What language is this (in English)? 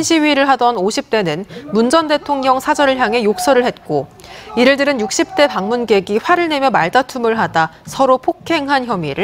Korean